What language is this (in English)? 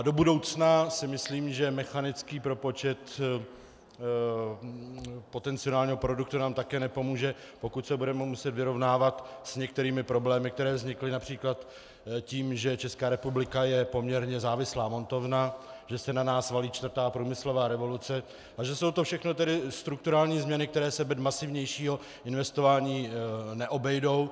Czech